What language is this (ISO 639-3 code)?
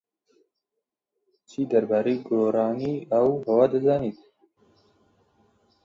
ckb